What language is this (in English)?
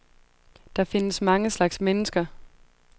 Danish